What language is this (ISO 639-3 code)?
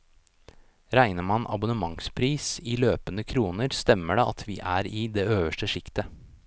nor